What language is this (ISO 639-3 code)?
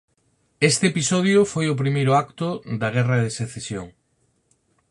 glg